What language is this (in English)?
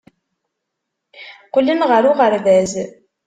Kabyle